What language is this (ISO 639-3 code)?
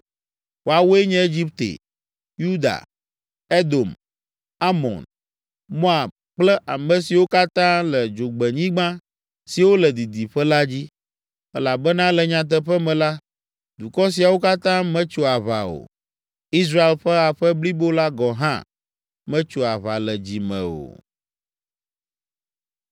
ewe